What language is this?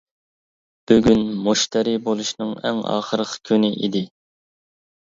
Uyghur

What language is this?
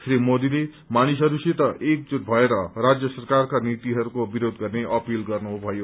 Nepali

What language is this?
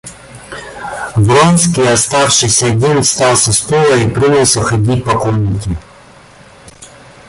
Russian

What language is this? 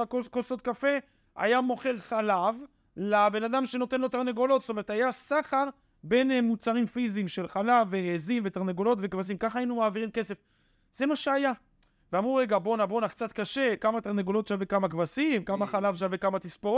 Hebrew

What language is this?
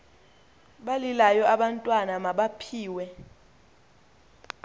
Xhosa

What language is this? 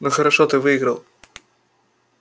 Russian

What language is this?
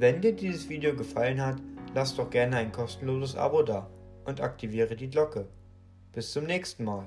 German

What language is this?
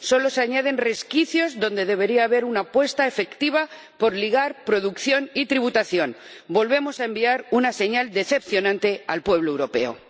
Spanish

